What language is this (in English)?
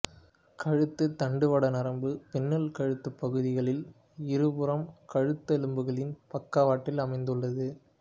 Tamil